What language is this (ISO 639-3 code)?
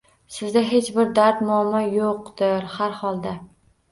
uzb